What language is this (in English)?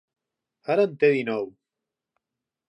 Catalan